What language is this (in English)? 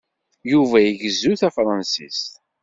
Kabyle